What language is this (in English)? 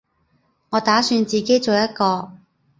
Cantonese